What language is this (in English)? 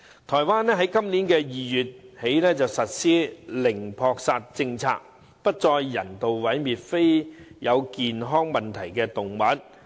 Cantonese